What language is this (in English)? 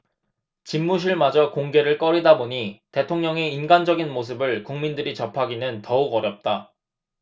Korean